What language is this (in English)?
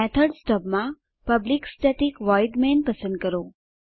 Gujarati